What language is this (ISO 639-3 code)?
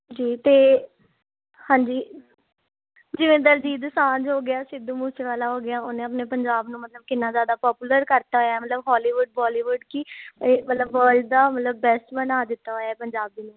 pan